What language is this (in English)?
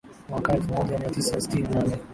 Swahili